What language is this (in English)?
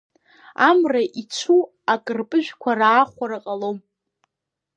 Abkhazian